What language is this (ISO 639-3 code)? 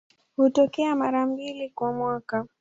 swa